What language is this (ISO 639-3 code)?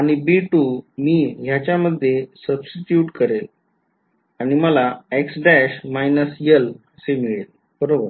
mar